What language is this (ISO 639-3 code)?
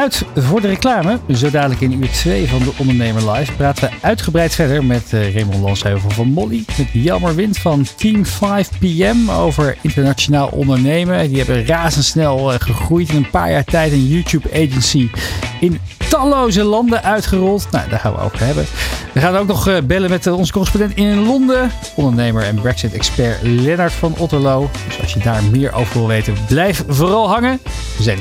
nld